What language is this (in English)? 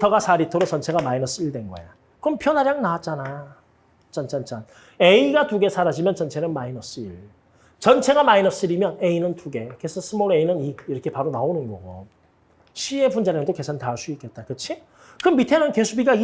Korean